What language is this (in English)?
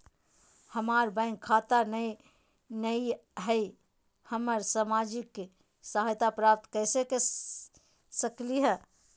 Magahi